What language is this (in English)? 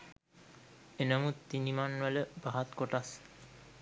Sinhala